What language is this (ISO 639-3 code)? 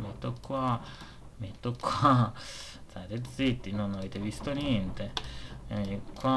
ita